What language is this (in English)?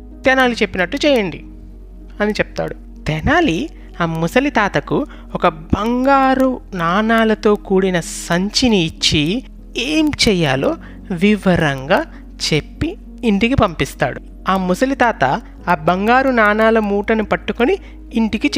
Telugu